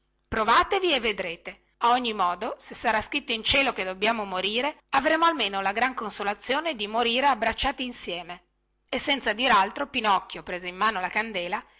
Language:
Italian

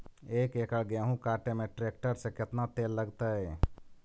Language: Magahi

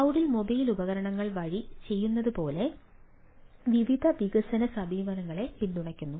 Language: Malayalam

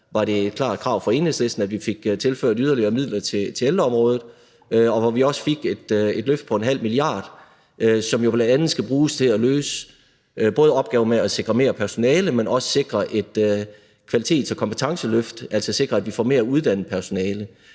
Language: Danish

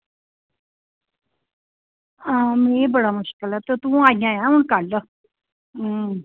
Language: Dogri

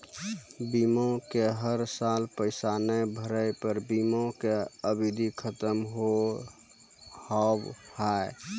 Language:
Maithili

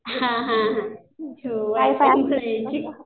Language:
Marathi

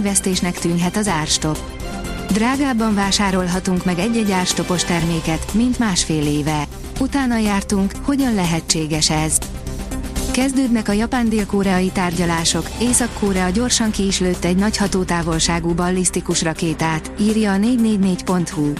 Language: Hungarian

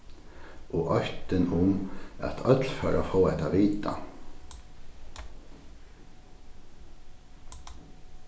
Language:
Faroese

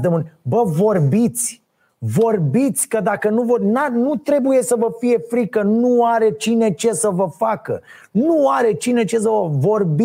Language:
Romanian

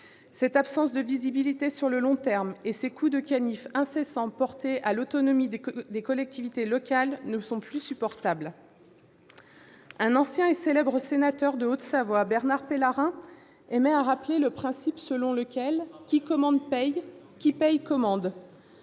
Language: French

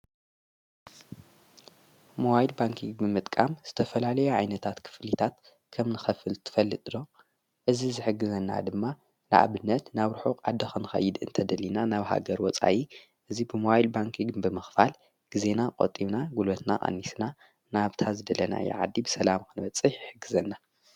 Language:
Tigrinya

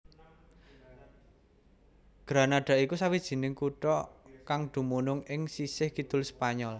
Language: Javanese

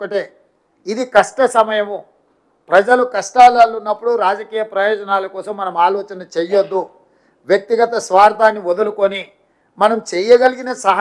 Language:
Telugu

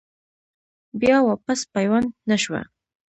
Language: Pashto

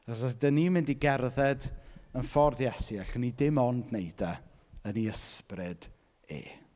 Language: Welsh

